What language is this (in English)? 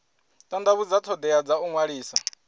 Venda